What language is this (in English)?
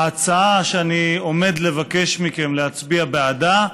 Hebrew